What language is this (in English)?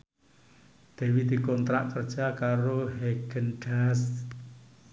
Javanese